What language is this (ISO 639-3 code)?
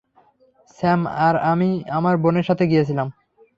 ben